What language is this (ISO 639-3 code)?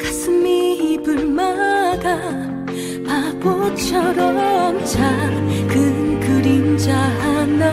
kor